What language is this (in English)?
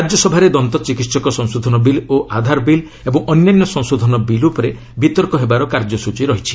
Odia